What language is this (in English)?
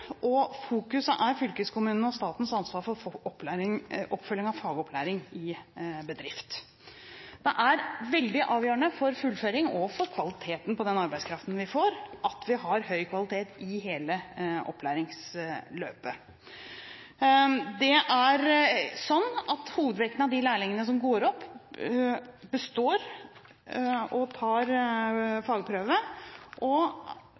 Norwegian Bokmål